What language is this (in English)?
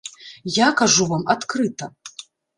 Belarusian